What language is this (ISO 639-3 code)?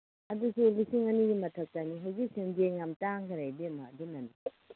mni